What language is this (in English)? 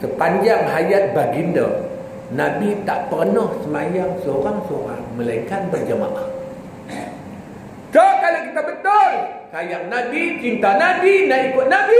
Malay